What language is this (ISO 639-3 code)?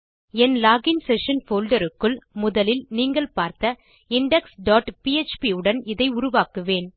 tam